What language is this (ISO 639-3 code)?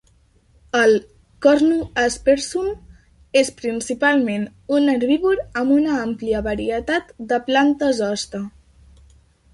cat